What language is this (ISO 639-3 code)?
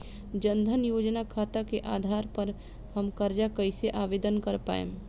bho